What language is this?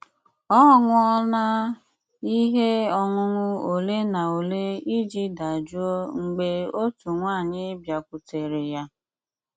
Igbo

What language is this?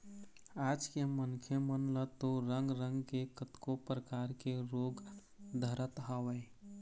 Chhattisgarhi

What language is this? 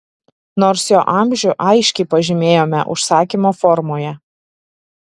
Lithuanian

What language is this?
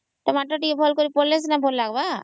Odia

